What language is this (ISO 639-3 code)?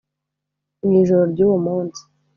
kin